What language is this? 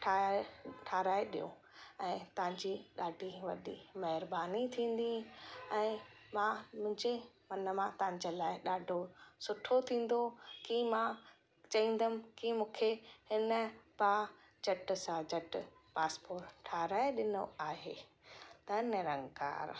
Sindhi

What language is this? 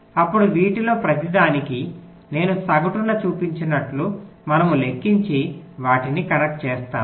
Telugu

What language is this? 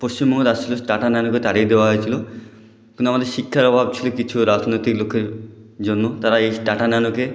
Bangla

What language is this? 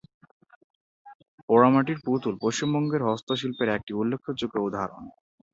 Bangla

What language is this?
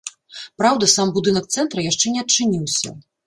Belarusian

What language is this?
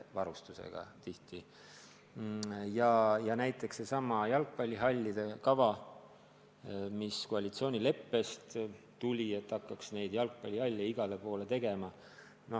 Estonian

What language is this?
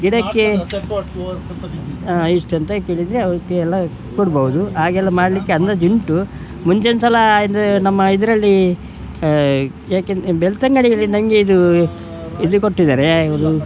Kannada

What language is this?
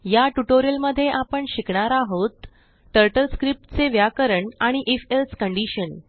Marathi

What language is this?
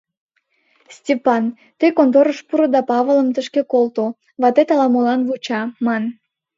Mari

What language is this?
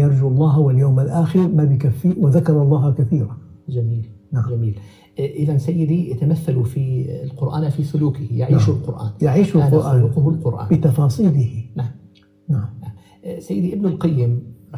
Arabic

